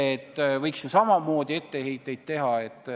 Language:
Estonian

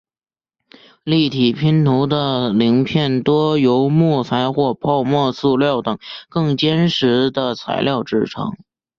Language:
Chinese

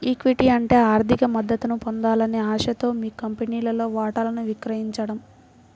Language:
Telugu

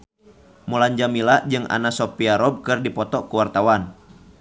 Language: Sundanese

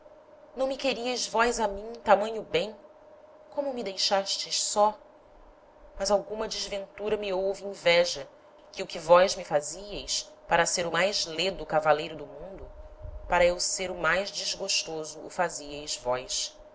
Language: Portuguese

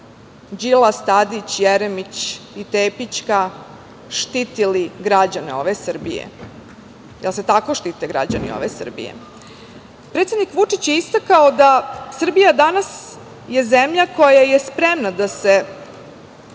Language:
Serbian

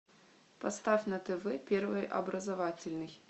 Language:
Russian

